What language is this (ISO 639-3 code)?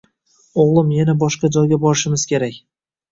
uzb